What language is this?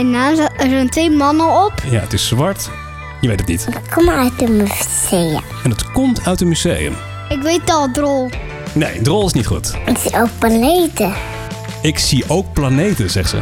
Dutch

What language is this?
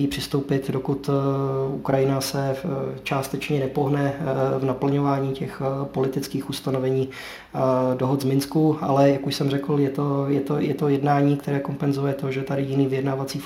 Czech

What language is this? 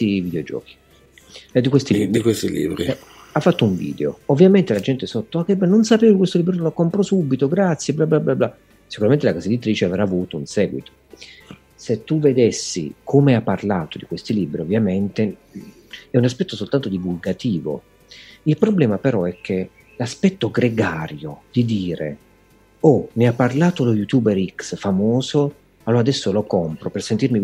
Italian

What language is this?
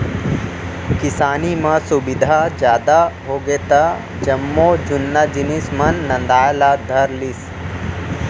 Chhattisgarhi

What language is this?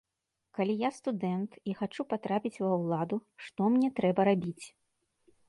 Belarusian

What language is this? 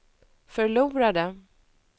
Swedish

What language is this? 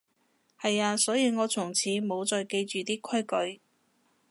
Cantonese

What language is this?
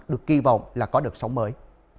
Vietnamese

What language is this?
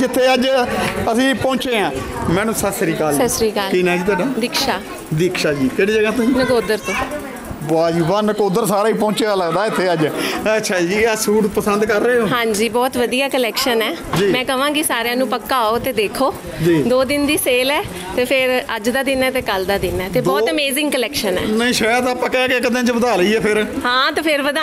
Punjabi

